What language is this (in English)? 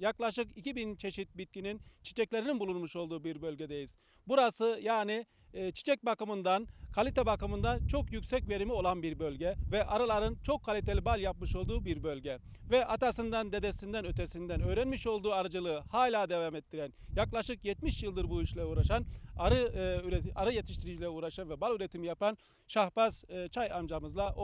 Turkish